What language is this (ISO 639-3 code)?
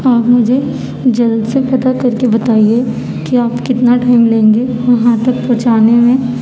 urd